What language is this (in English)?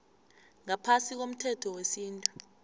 South Ndebele